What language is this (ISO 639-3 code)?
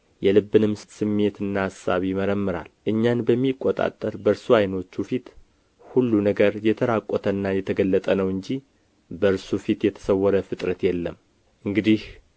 amh